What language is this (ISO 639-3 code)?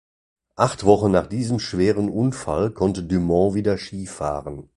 deu